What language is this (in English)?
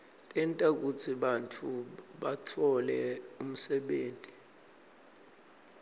Swati